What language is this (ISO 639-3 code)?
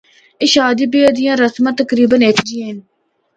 hno